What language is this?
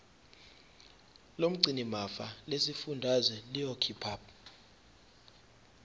Zulu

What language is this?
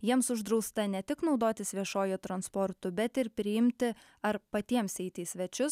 Lithuanian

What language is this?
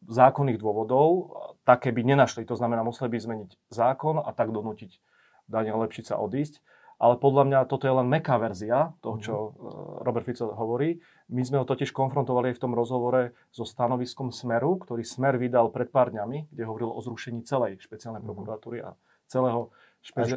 Slovak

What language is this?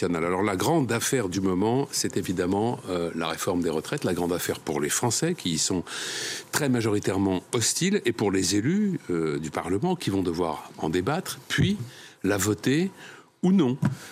French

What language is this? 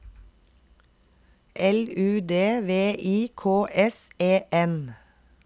Norwegian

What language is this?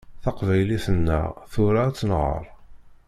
Kabyle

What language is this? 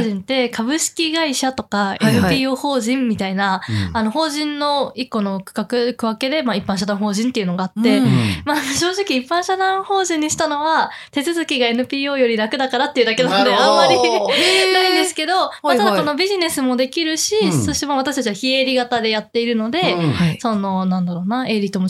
Japanese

